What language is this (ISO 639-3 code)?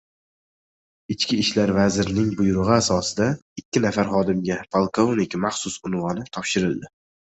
uzb